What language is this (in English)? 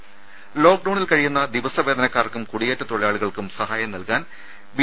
Malayalam